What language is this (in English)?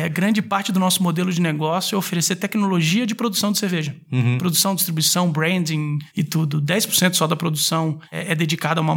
Portuguese